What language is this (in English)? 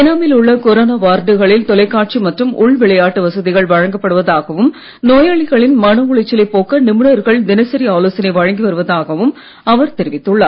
Tamil